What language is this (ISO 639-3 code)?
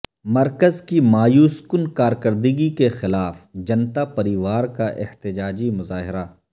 urd